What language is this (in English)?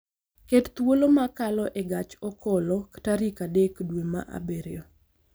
Luo (Kenya and Tanzania)